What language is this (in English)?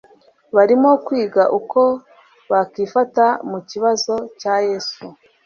Kinyarwanda